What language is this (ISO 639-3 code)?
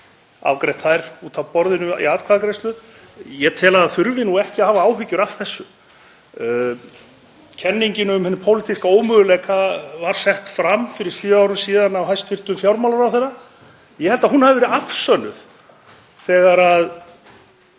isl